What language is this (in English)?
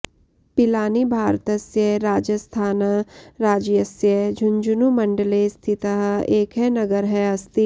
Sanskrit